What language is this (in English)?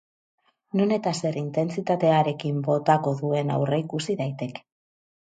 Basque